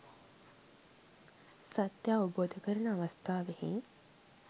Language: Sinhala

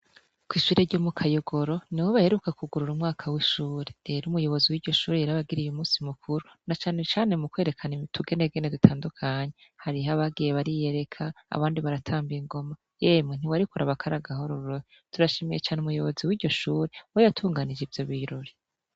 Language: Rundi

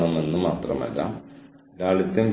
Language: Malayalam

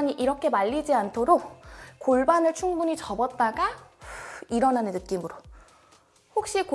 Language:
Korean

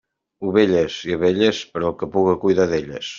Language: Catalan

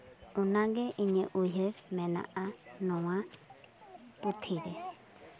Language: Santali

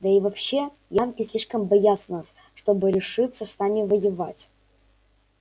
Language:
Russian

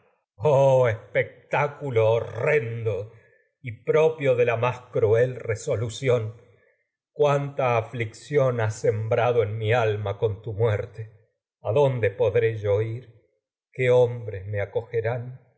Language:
Spanish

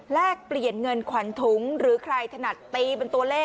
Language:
Thai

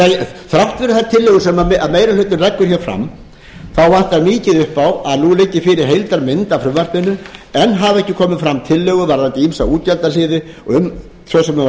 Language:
Icelandic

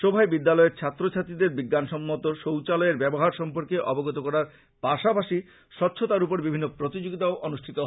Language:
Bangla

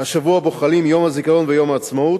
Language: Hebrew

